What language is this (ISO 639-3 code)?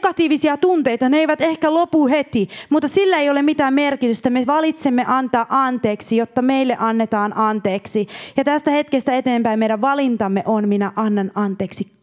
fin